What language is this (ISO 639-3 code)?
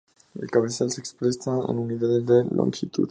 spa